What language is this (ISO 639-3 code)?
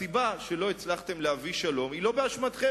heb